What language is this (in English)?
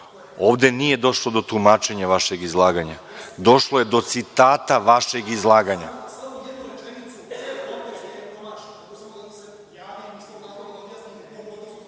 Serbian